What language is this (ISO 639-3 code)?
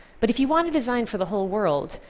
eng